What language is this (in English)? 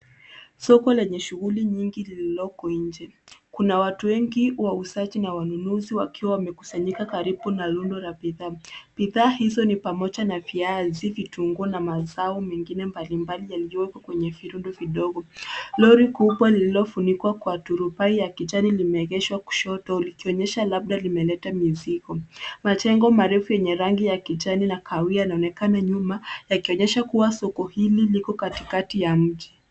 Swahili